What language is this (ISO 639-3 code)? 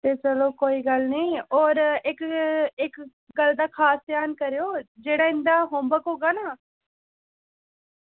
doi